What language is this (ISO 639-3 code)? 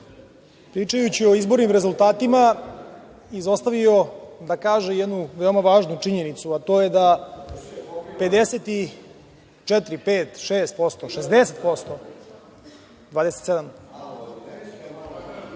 srp